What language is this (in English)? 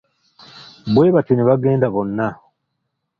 Ganda